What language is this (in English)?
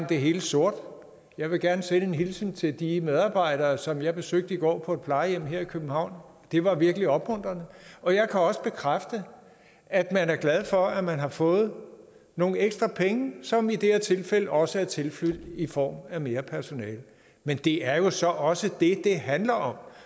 Danish